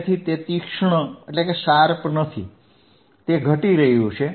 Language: Gujarati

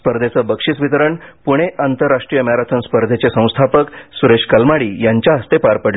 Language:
Marathi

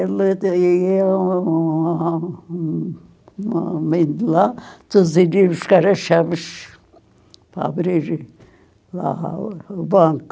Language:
Portuguese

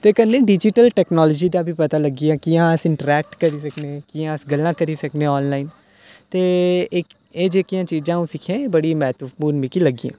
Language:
Dogri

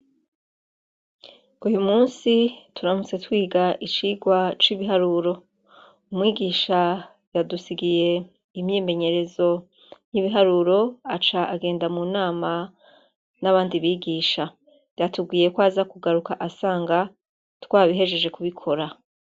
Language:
Rundi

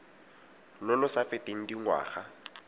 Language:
Tswana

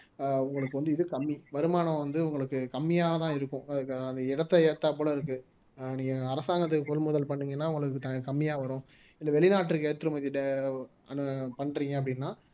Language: Tamil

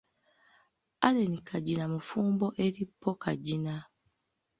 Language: Ganda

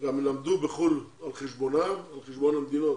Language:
Hebrew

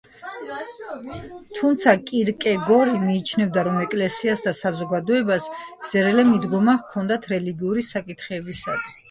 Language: Georgian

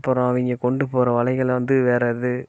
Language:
Tamil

